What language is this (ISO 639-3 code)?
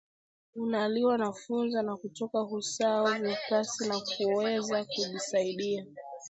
swa